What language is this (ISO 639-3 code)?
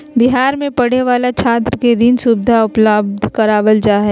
mag